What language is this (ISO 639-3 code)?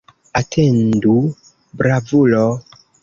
epo